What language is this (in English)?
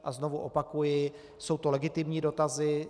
Czech